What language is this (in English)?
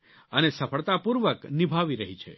Gujarati